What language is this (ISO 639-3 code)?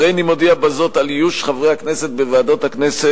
heb